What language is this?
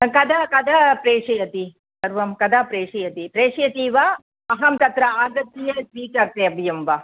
Sanskrit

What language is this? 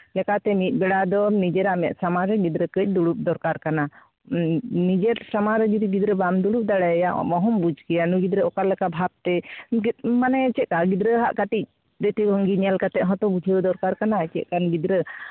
Santali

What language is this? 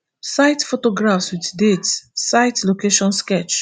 Nigerian Pidgin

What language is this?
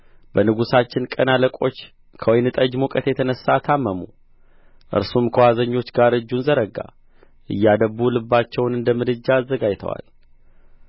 Amharic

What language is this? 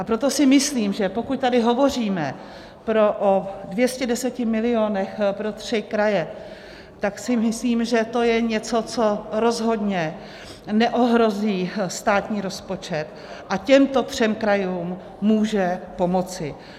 Czech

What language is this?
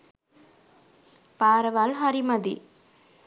Sinhala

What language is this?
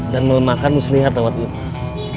Indonesian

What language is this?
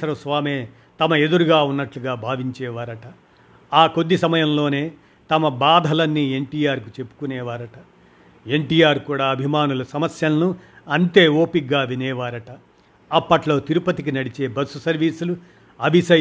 Telugu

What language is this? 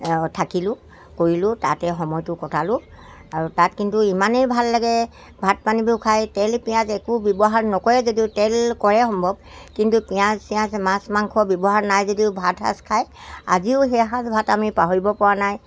Assamese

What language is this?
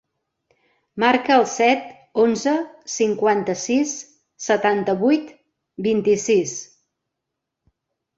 Catalan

